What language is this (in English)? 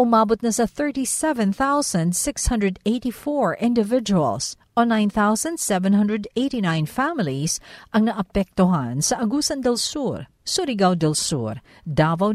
Filipino